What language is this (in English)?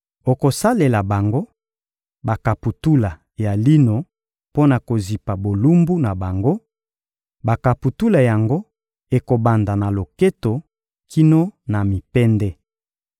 Lingala